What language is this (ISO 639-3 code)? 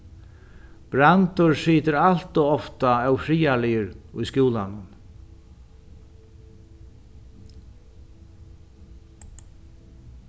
fao